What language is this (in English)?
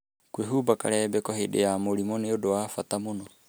Kikuyu